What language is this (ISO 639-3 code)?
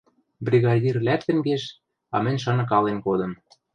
mrj